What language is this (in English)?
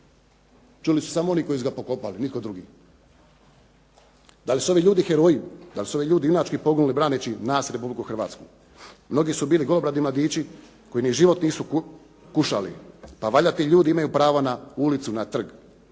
Croatian